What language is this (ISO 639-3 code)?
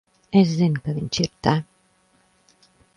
lav